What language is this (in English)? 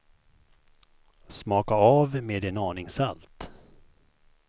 Swedish